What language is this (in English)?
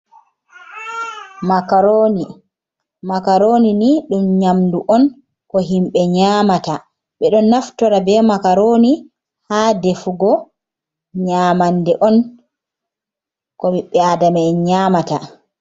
Fula